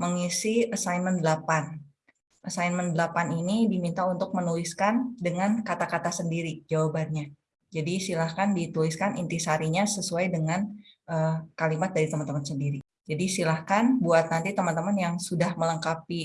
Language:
Indonesian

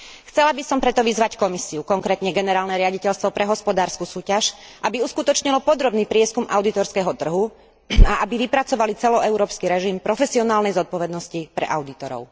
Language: Slovak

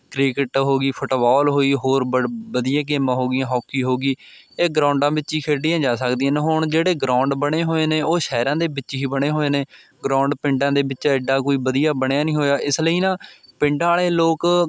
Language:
Punjabi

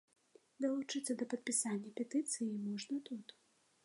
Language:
Belarusian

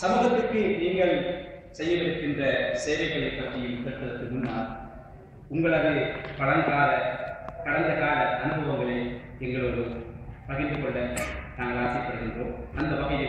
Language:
Arabic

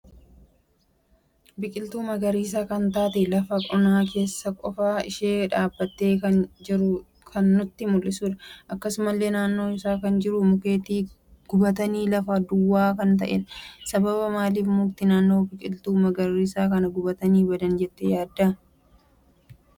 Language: Oromo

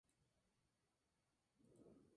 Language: Spanish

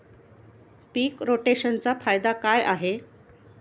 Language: Marathi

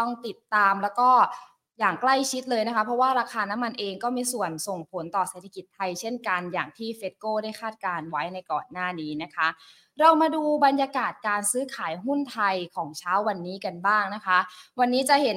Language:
Thai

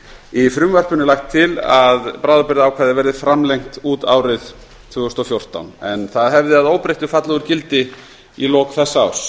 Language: Icelandic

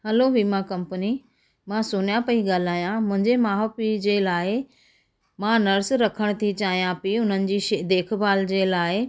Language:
Sindhi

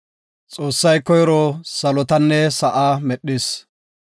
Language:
Gofa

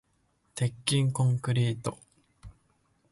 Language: Japanese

